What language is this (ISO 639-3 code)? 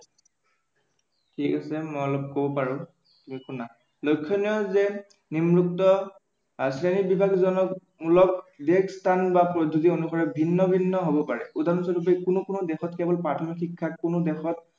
asm